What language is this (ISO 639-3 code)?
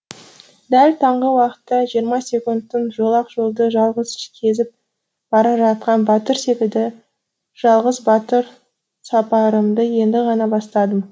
kaz